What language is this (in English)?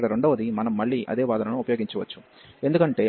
Telugu